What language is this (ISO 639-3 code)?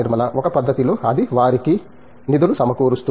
tel